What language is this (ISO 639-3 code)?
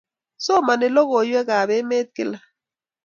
kln